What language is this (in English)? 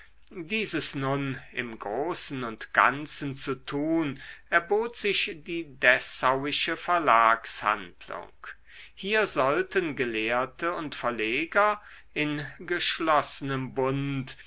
German